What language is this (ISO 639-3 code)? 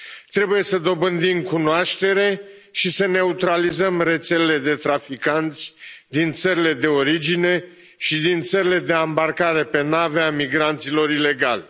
ron